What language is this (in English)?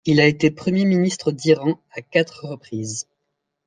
French